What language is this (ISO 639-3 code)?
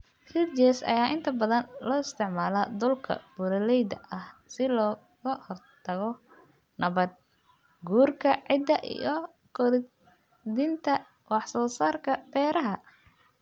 som